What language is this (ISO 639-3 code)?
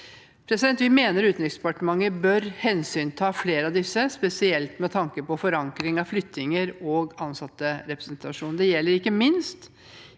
nor